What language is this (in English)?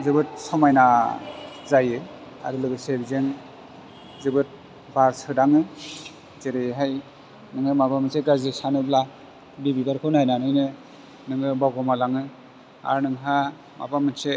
Bodo